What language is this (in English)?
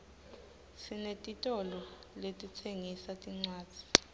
Swati